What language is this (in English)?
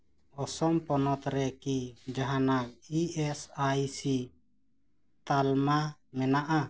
Santali